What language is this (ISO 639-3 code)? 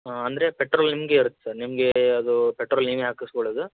kan